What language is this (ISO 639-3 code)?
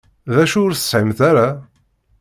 kab